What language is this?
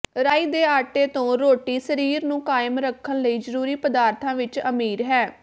Punjabi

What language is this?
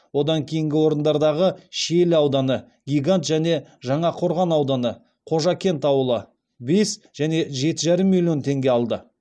Kazakh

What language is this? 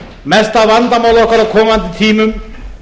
Icelandic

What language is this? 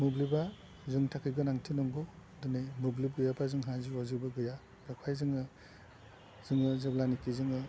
Bodo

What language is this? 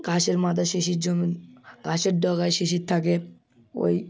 Bangla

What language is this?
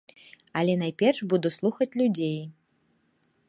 Belarusian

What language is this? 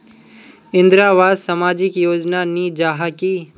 Magahi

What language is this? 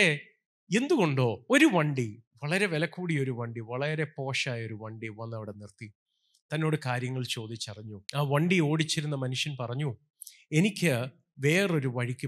Malayalam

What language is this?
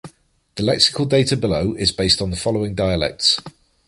English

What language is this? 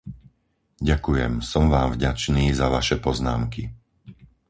Slovak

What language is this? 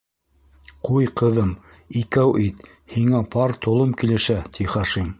Bashkir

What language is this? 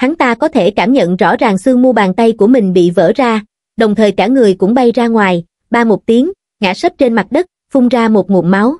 Vietnamese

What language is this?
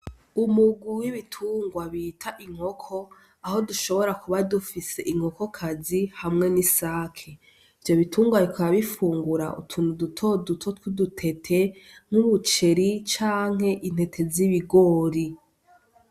Rundi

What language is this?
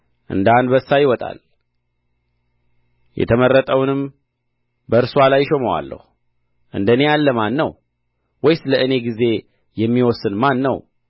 Amharic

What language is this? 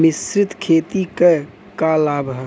Bhojpuri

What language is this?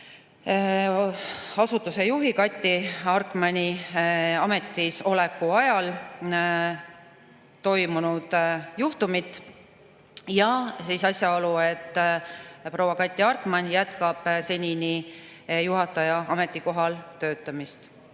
Estonian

